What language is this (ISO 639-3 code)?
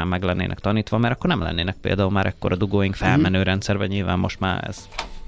hun